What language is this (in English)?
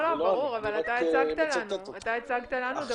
Hebrew